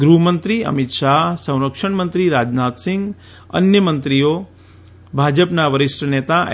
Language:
Gujarati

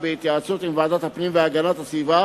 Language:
Hebrew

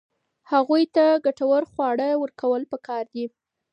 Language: Pashto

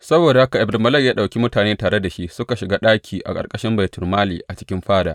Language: Hausa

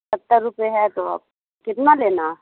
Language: Urdu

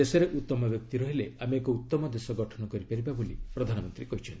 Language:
Odia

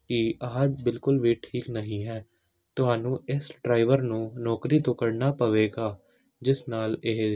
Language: Punjabi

